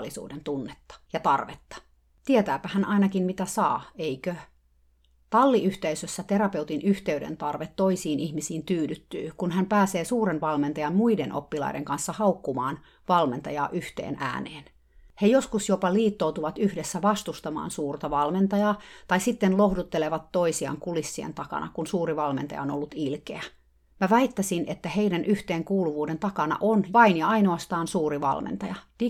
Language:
Finnish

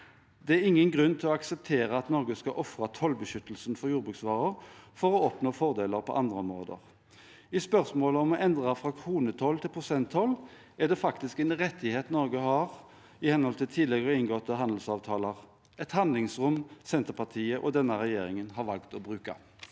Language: Norwegian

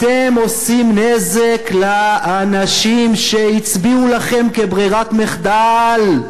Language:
Hebrew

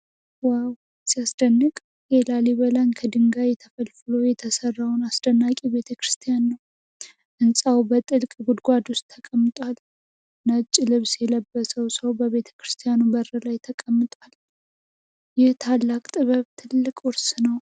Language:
Amharic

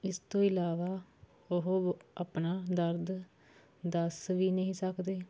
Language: Punjabi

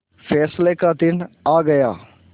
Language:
Hindi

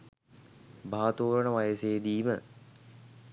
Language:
Sinhala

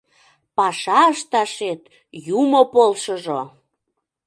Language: Mari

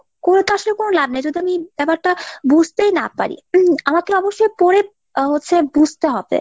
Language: Bangla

